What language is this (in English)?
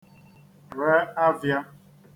Igbo